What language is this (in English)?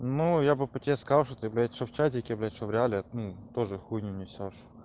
Russian